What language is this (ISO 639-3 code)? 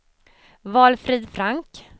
swe